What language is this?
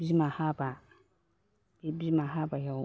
Bodo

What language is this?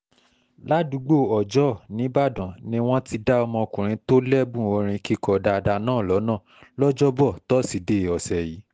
Yoruba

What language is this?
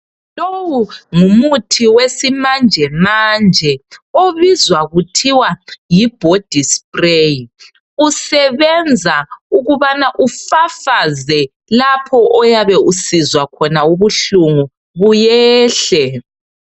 North Ndebele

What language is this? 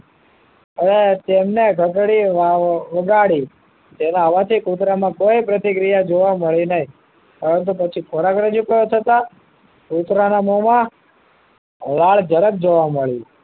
Gujarati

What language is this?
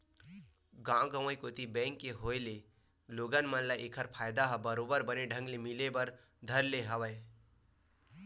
Chhattisgarhi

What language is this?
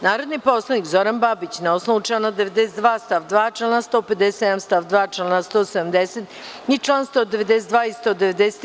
Serbian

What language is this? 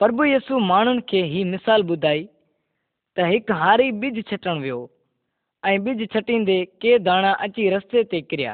Kannada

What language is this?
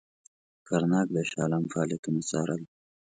Pashto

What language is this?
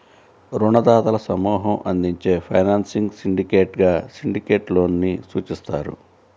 Telugu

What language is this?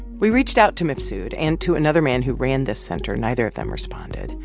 English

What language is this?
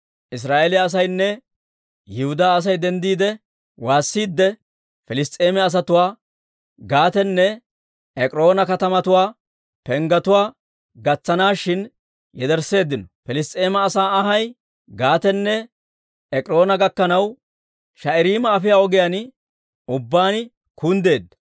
Dawro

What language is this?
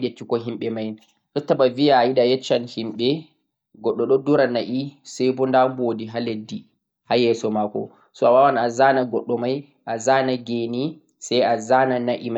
Central-Eastern Niger Fulfulde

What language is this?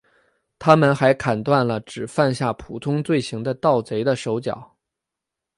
Chinese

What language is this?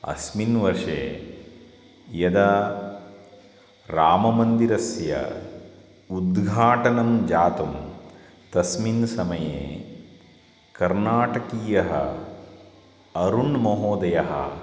Sanskrit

